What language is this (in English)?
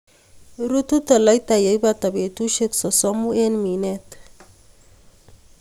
Kalenjin